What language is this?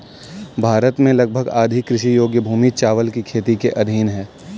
Hindi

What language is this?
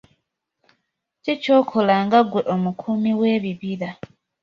Ganda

